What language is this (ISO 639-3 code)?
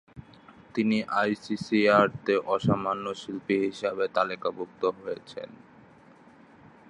ben